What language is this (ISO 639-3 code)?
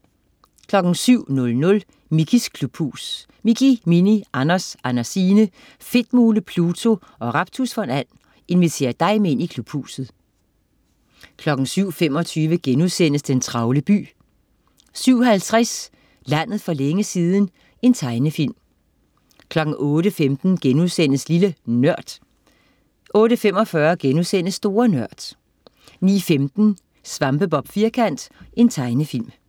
dan